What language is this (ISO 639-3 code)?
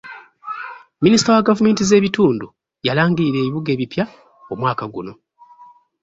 lug